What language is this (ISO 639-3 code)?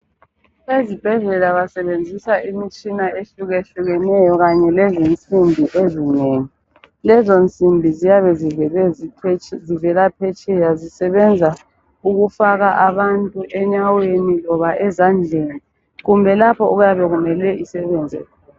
nde